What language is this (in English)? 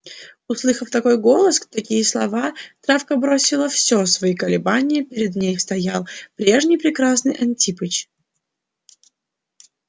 Russian